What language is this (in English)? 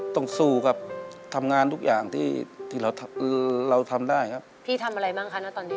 Thai